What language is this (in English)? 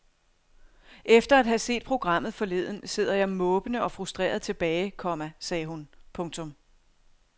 Danish